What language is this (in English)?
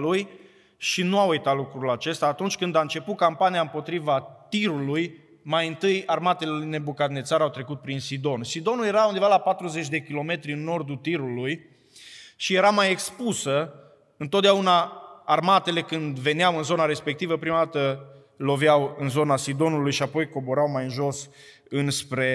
Romanian